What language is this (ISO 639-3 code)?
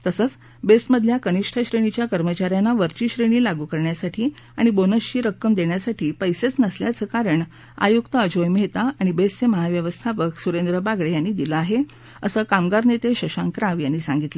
mar